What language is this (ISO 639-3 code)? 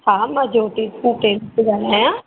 snd